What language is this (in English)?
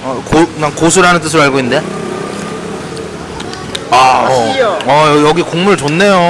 Korean